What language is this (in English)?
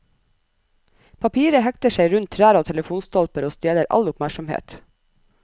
Norwegian